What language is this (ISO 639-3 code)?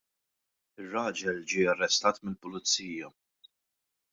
mlt